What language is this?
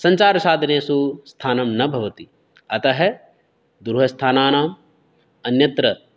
Sanskrit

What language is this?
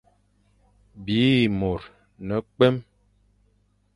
Fang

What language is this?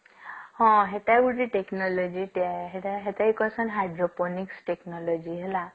Odia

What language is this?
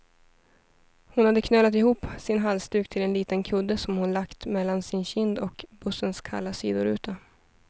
Swedish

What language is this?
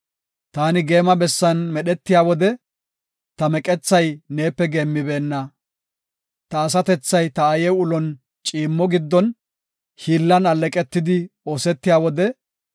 Gofa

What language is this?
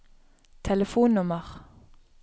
Norwegian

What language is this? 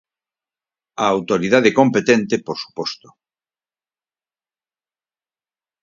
Galician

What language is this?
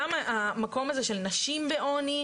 Hebrew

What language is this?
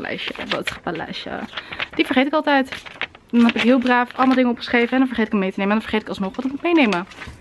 Dutch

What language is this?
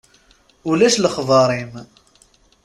Kabyle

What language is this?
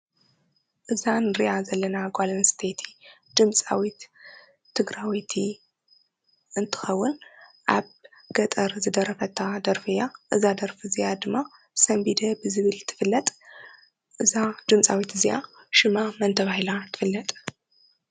Tigrinya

